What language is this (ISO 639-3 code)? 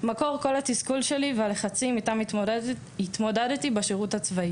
heb